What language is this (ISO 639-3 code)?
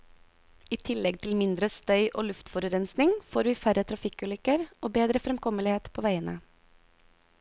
nor